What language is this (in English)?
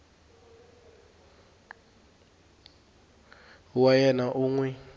Tsonga